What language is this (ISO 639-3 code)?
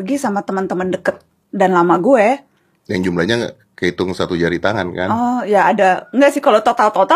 ind